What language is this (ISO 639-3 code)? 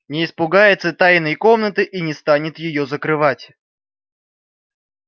rus